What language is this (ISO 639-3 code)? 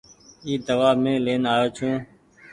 gig